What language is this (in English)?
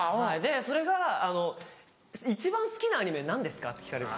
Japanese